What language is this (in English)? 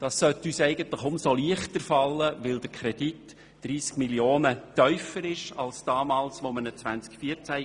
Swiss German